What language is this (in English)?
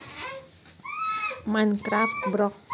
Russian